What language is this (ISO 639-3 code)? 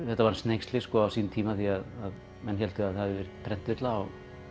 isl